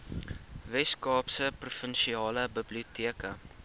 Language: Afrikaans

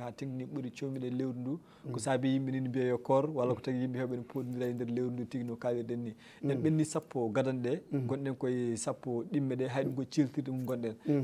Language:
Arabic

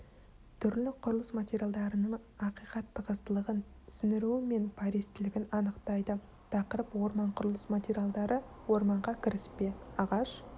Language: Kazakh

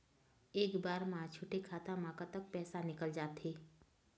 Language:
Chhattisgarhi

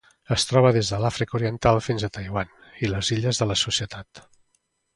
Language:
Catalan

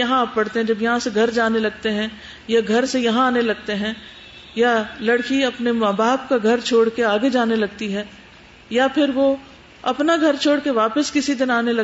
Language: Urdu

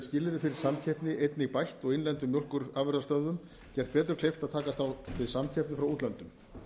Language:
Icelandic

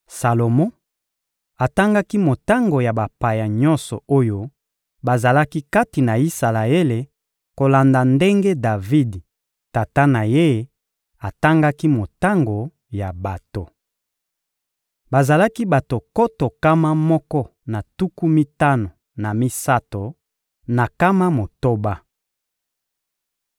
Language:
Lingala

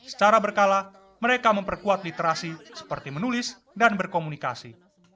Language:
Indonesian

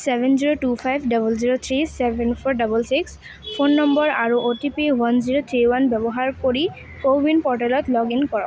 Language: Assamese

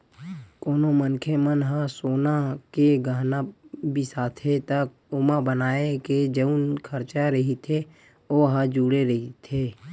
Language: Chhattisgarhi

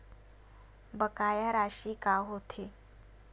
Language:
Chhattisgarhi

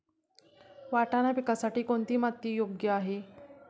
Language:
Marathi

